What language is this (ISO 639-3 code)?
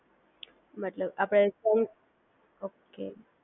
guj